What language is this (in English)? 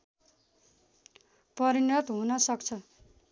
Nepali